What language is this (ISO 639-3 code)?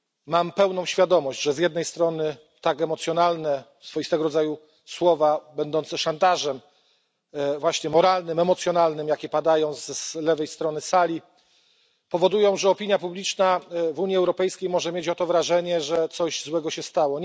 pol